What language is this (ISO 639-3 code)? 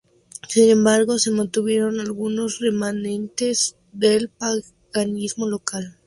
spa